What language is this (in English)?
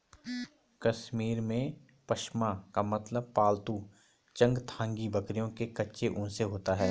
Hindi